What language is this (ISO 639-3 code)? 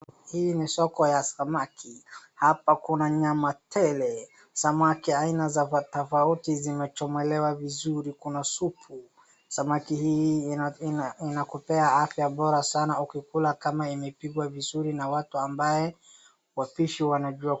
swa